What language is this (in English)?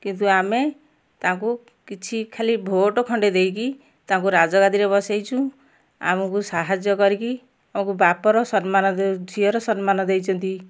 Odia